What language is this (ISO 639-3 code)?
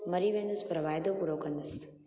snd